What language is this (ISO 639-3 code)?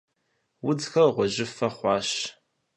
kbd